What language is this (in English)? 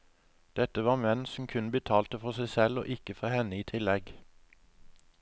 Norwegian